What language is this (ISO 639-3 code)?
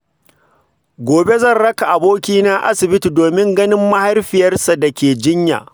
hau